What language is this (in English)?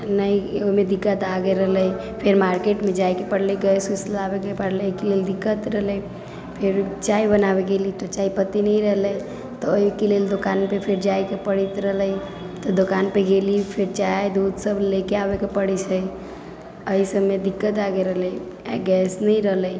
Maithili